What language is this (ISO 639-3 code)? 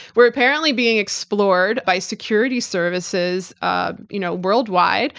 eng